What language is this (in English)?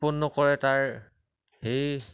Assamese